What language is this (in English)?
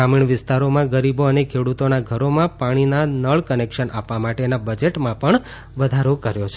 Gujarati